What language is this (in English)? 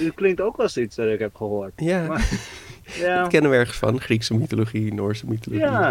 Dutch